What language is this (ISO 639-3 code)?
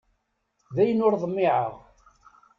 kab